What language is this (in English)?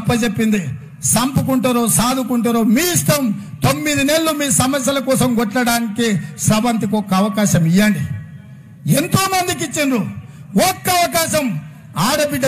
Romanian